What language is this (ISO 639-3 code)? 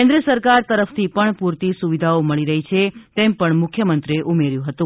guj